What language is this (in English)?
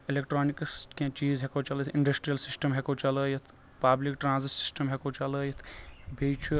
Kashmiri